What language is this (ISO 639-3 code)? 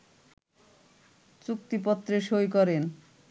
ben